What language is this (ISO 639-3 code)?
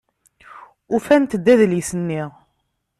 kab